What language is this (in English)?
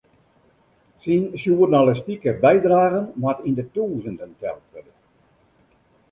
Western Frisian